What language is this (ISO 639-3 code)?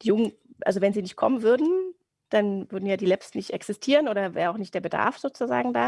deu